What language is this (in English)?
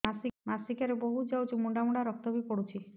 Odia